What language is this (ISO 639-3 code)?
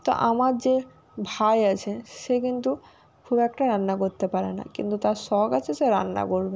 ben